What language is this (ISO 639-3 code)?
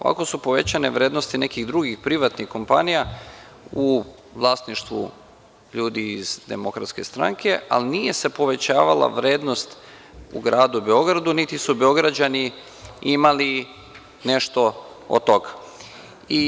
srp